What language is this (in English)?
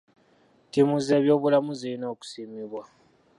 Ganda